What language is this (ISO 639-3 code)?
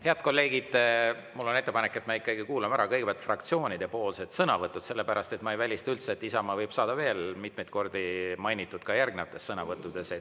est